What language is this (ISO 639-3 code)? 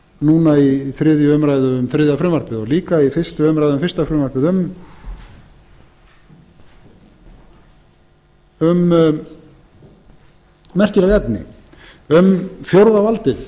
isl